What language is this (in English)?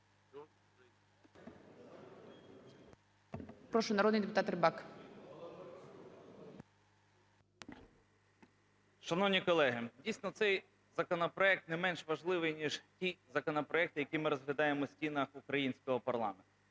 Ukrainian